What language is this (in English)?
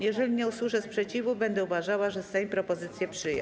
Polish